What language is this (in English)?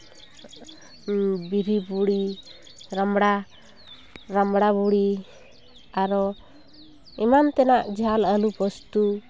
Santali